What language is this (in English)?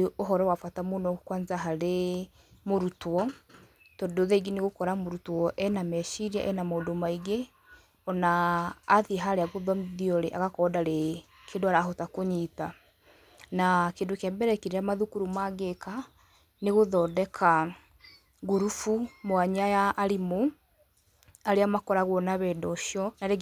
Kikuyu